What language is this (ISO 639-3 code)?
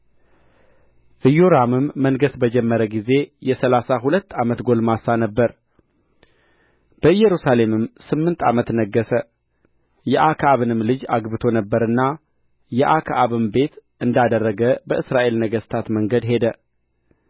amh